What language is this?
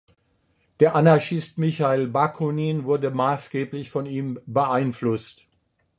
German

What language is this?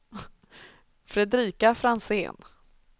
Swedish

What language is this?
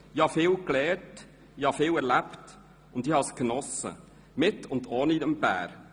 Swiss German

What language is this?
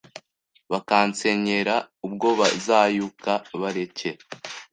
Kinyarwanda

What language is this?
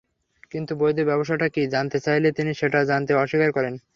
Bangla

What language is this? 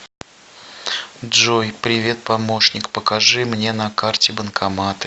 Russian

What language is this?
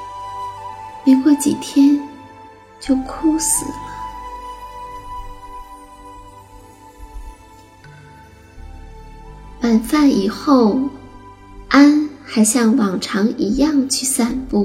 Chinese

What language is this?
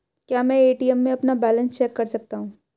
Hindi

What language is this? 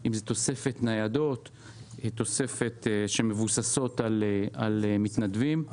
Hebrew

